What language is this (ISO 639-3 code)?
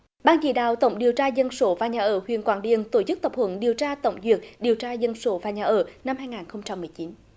vie